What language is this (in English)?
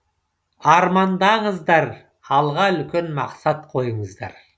Kazakh